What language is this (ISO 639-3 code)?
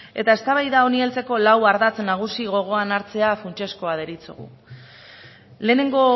eus